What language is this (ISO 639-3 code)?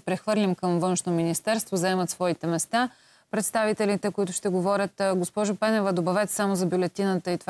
bul